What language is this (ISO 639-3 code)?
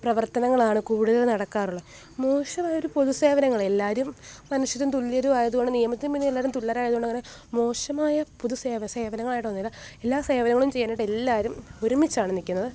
mal